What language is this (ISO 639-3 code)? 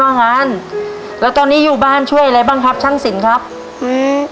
tha